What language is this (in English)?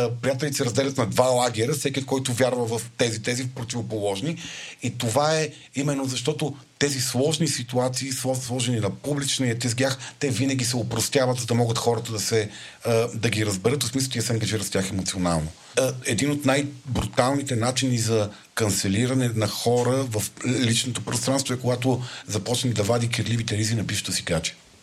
Bulgarian